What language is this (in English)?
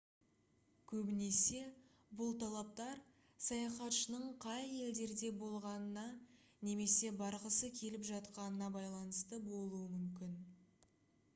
Kazakh